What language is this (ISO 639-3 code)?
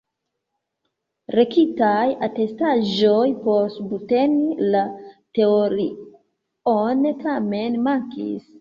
epo